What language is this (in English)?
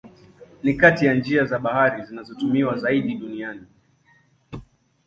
Swahili